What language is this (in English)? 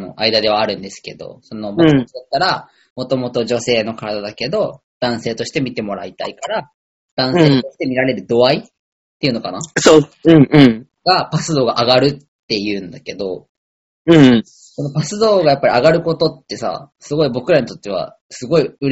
Japanese